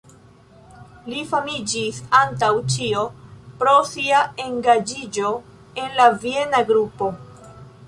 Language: Esperanto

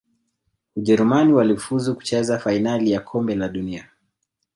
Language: Swahili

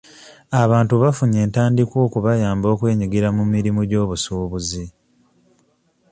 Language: Ganda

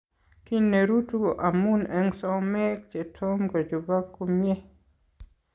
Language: Kalenjin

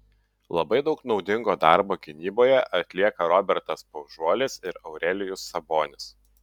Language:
Lithuanian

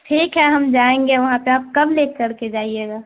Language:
Urdu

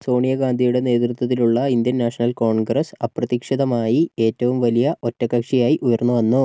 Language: Malayalam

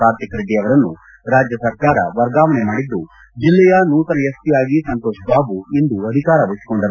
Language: Kannada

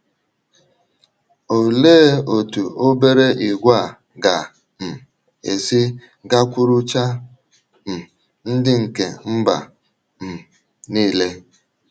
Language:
Igbo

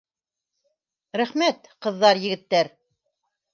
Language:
Bashkir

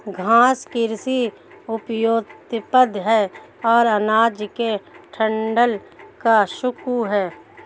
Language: Hindi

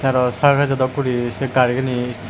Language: Chakma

